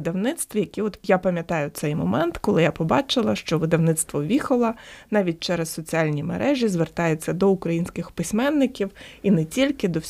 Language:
Ukrainian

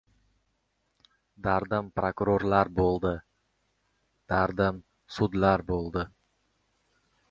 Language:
Uzbek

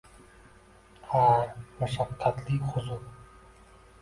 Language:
Uzbek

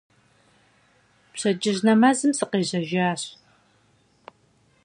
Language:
Kabardian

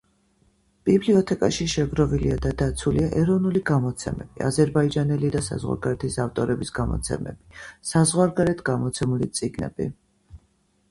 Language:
Georgian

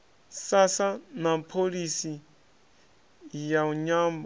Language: Venda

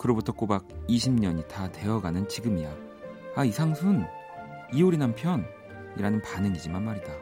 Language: Korean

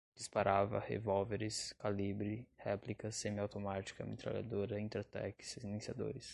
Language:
Portuguese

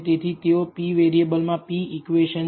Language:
Gujarati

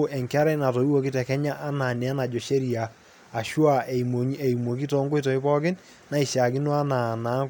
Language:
Masai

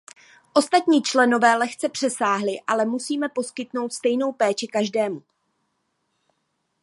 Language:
Czech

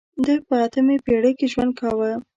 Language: Pashto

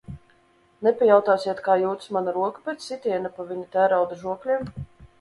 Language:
Latvian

